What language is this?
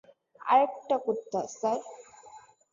Bangla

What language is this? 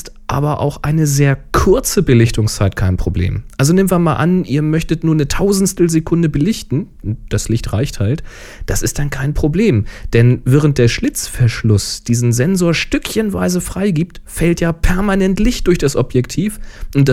German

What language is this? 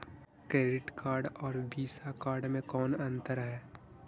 Magahi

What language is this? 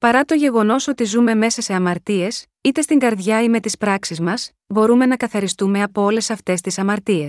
Greek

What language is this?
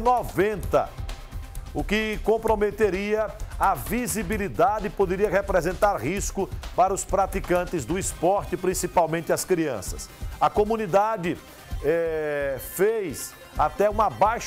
Portuguese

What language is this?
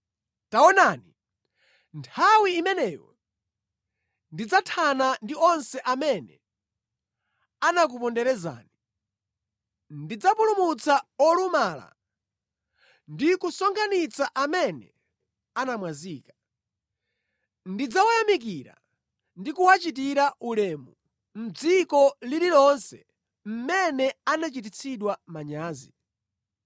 Nyanja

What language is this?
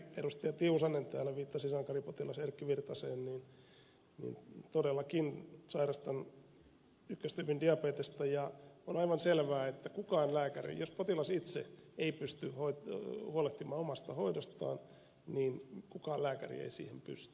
Finnish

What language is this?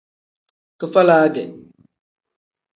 Tem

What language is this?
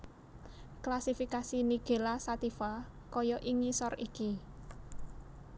Javanese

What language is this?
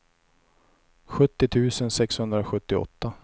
Swedish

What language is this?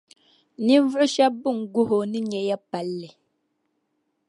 Dagbani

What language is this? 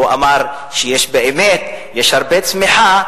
Hebrew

